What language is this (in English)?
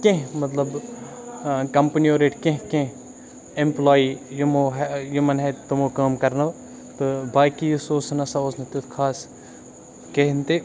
Kashmiri